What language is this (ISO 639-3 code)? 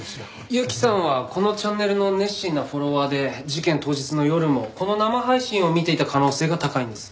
jpn